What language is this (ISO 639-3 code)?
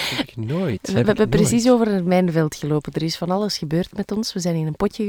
nld